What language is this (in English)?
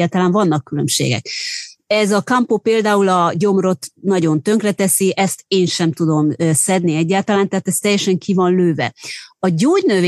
Hungarian